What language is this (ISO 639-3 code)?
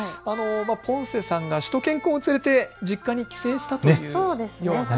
jpn